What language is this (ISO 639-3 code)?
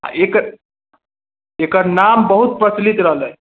mai